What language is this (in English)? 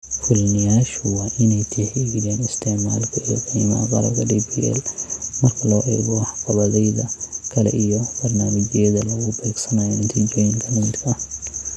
Somali